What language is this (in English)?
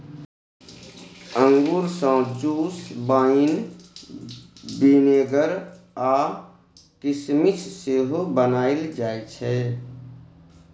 Maithili